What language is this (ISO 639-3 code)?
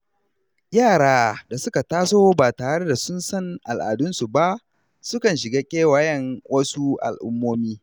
hau